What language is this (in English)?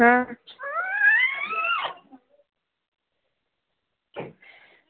Dogri